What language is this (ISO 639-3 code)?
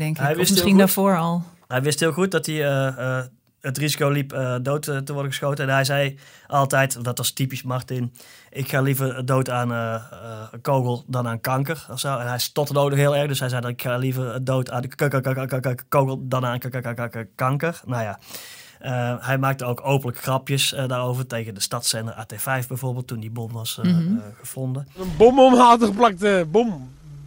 nld